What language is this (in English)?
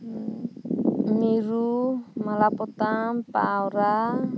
Santali